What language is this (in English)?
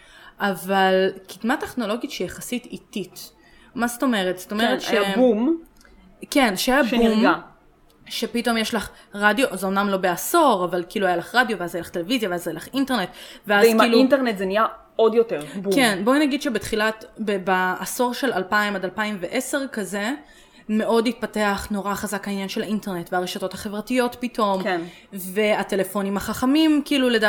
Hebrew